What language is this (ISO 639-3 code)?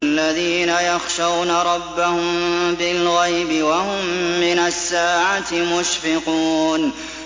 ara